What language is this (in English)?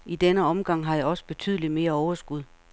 Danish